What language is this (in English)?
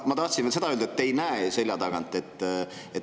Estonian